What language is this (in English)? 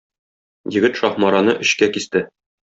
Tatar